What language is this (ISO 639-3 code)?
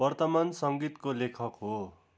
nep